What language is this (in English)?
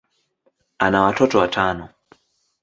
Swahili